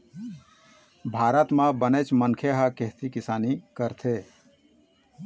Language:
Chhattisgarhi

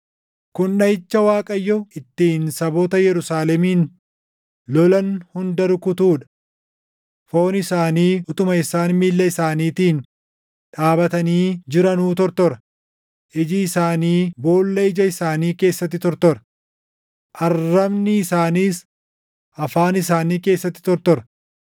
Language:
Oromo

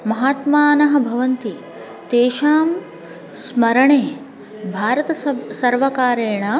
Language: Sanskrit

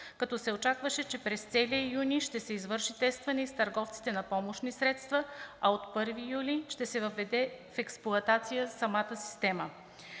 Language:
Bulgarian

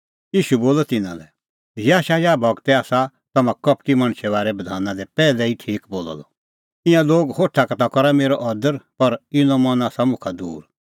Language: Kullu Pahari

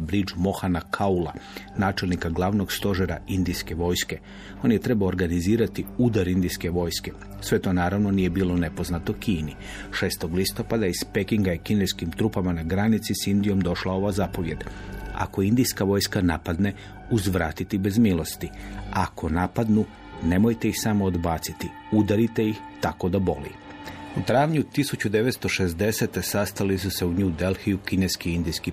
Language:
Croatian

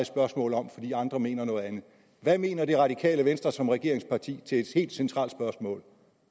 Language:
Danish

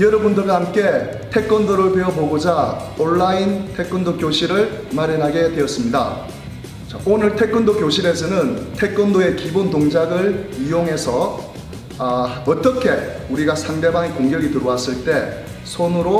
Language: Korean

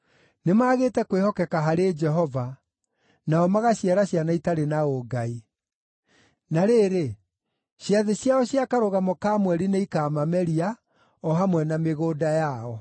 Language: Kikuyu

